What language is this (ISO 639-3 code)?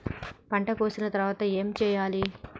tel